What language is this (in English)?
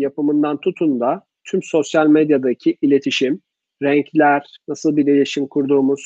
Turkish